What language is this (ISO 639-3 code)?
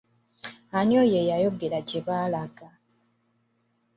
lug